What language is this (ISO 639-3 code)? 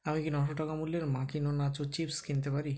ben